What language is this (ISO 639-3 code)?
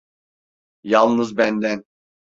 tur